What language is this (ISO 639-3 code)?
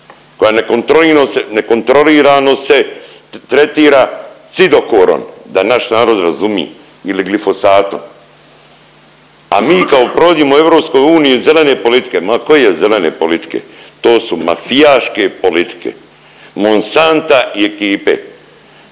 hrv